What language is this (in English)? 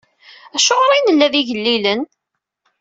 Kabyle